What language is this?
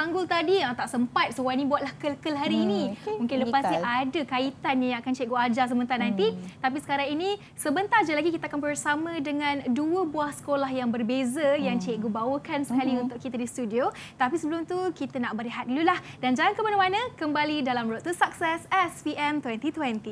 Malay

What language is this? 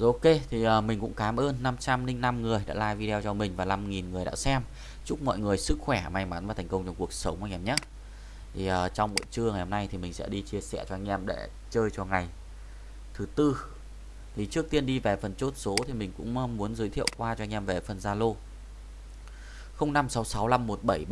Vietnamese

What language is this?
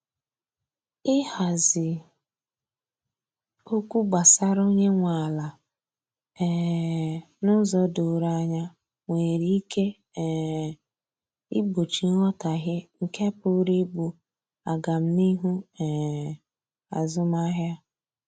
Igbo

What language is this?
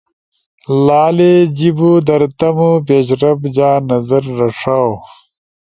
Ushojo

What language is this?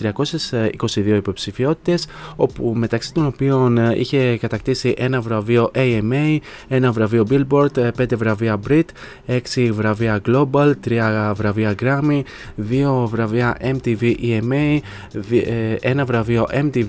Greek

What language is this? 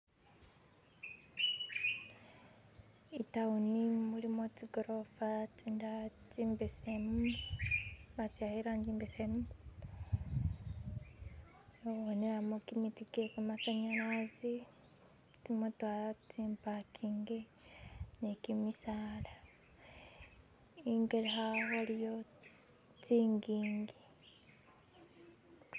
Masaaba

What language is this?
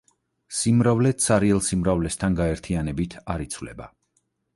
Georgian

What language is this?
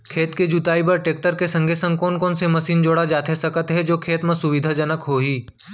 Chhattisgarhi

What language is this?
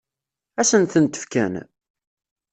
Kabyle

